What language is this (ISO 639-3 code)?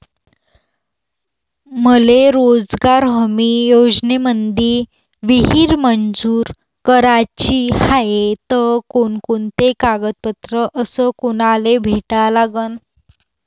mar